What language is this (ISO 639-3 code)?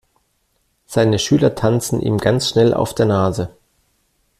deu